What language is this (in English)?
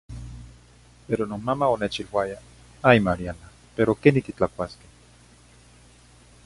Zacatlán-Ahuacatlán-Tepetzintla Nahuatl